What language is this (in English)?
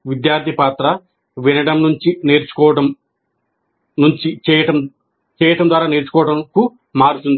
Telugu